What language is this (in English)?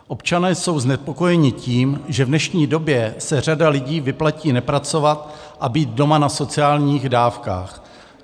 Czech